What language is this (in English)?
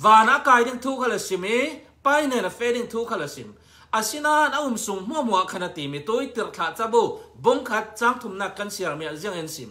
Thai